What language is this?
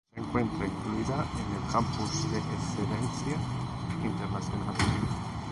Spanish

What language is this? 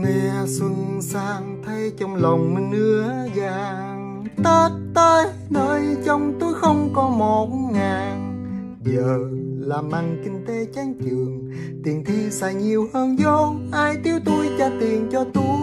Vietnamese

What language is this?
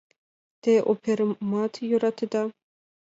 Mari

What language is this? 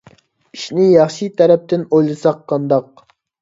Uyghur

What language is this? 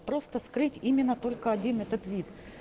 Russian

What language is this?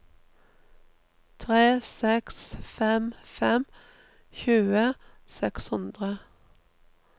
Norwegian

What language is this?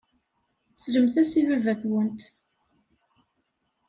Kabyle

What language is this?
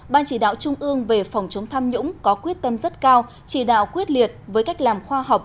Vietnamese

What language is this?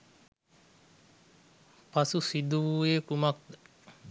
Sinhala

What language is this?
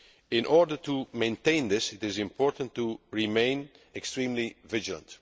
English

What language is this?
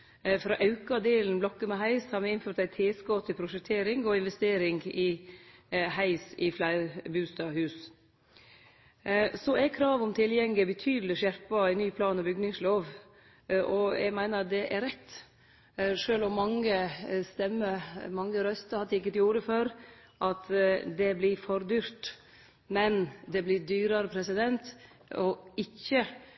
Norwegian Nynorsk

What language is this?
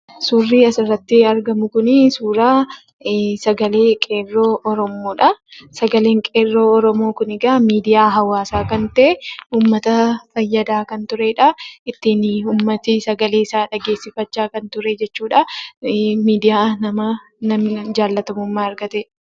Oromo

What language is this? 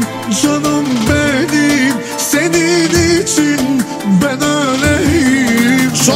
Turkish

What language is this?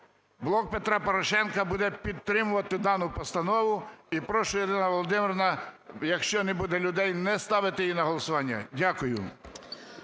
Ukrainian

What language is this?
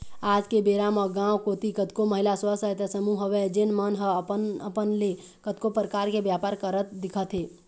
Chhattisgarhi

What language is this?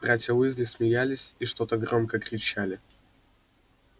Russian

